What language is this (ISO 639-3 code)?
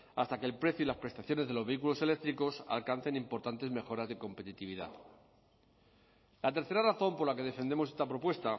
spa